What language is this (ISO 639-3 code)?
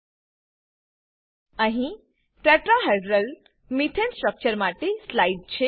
guj